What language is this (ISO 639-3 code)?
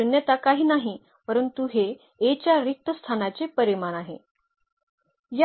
mar